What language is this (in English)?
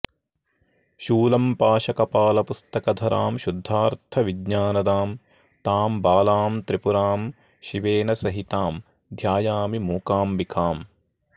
Sanskrit